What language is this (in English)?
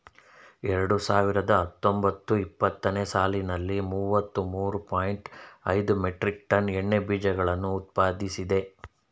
Kannada